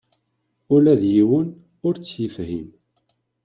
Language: Kabyle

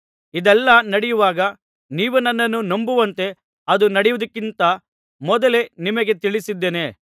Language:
Kannada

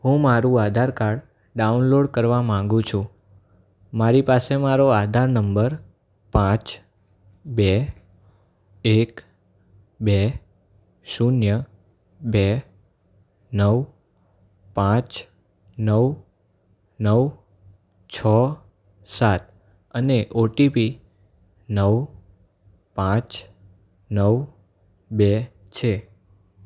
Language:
Gujarati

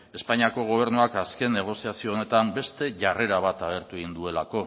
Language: Basque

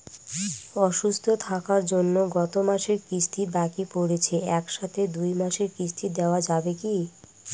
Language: Bangla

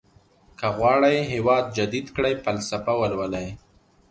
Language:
Pashto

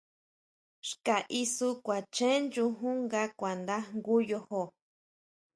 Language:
Huautla Mazatec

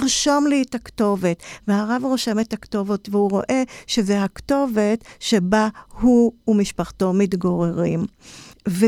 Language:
Hebrew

